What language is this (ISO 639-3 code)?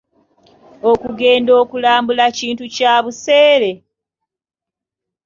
lug